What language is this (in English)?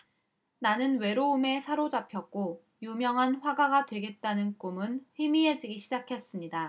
Korean